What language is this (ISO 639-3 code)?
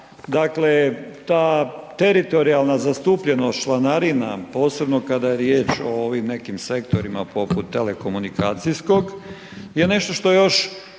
hrv